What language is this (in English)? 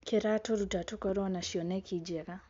Kikuyu